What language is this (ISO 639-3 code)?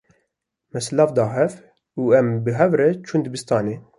kur